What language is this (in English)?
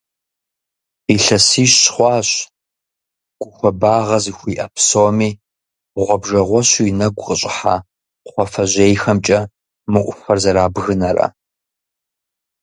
Kabardian